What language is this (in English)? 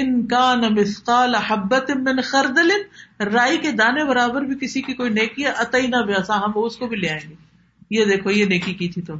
Urdu